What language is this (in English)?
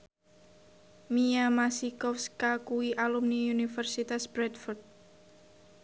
Javanese